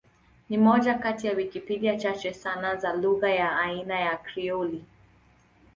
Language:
Swahili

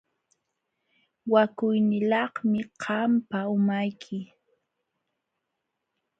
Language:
Jauja Wanca Quechua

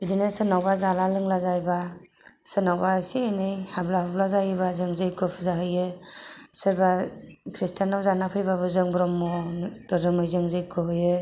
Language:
Bodo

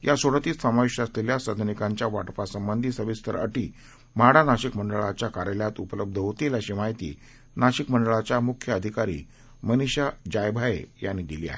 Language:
Marathi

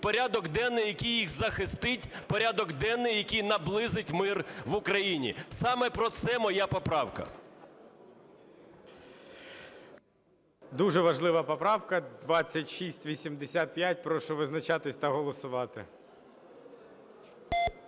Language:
Ukrainian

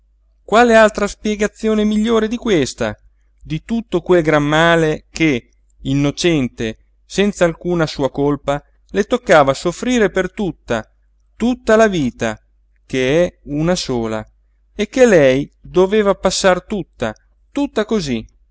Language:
Italian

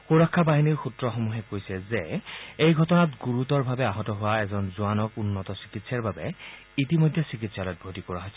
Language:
Assamese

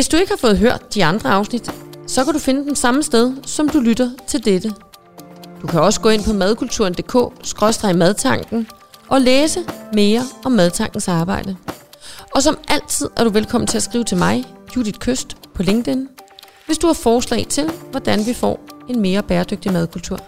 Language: Danish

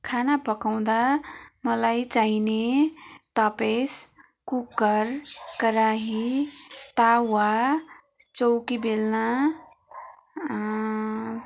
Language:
Nepali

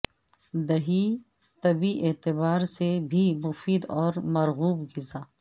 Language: Urdu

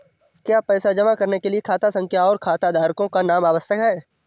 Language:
Hindi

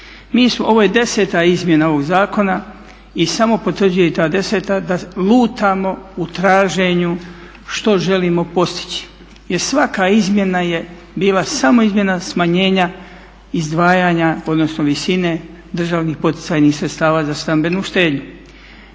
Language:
Croatian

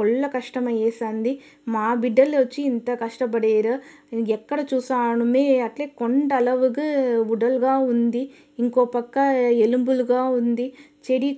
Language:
Telugu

